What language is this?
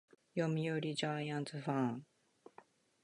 Japanese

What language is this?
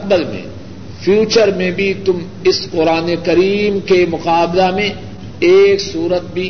Urdu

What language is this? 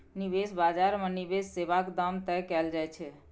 Maithili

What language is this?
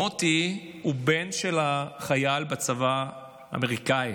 Hebrew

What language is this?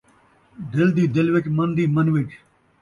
Saraiki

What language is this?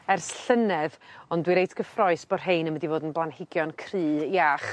Welsh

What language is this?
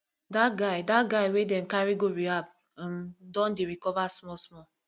Nigerian Pidgin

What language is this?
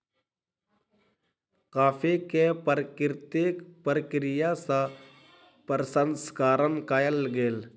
Maithili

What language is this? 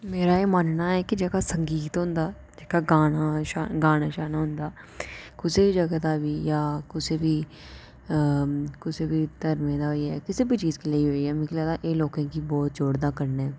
Dogri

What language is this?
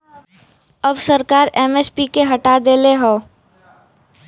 Bhojpuri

